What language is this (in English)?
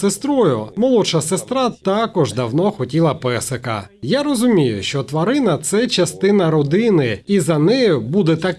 Ukrainian